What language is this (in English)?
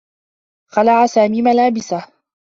Arabic